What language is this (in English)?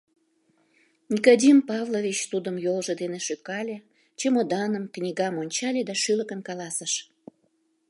Mari